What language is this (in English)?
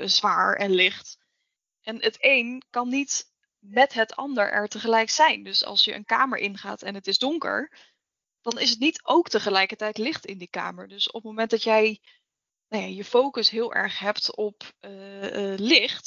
Dutch